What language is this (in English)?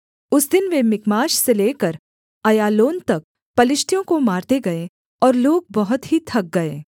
Hindi